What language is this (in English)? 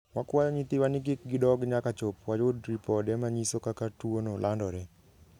Luo (Kenya and Tanzania)